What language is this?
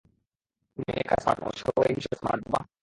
Bangla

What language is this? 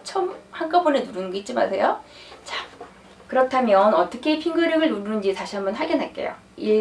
Korean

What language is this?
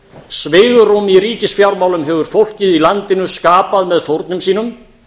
Icelandic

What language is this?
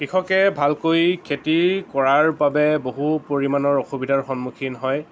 Assamese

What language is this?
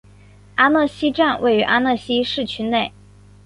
Chinese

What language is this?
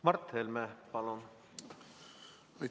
Estonian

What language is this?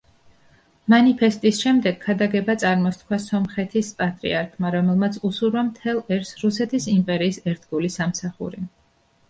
Georgian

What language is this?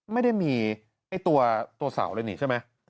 Thai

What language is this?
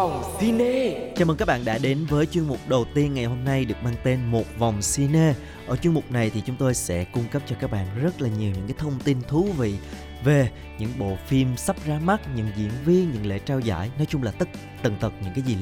Vietnamese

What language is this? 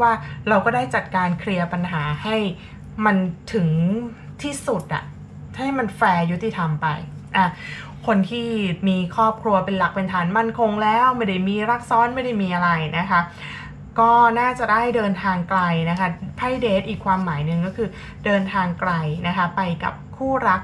Thai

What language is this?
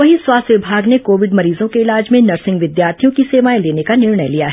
Hindi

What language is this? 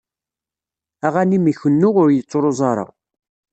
Kabyle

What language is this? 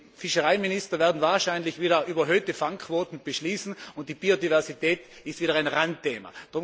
German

